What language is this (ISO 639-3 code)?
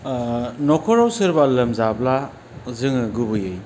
brx